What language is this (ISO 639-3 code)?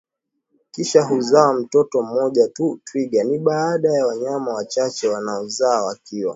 swa